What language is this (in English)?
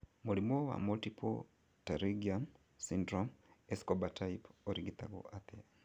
Kikuyu